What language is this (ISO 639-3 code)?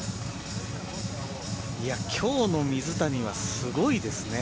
jpn